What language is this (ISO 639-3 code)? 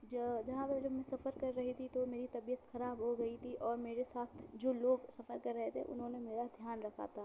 urd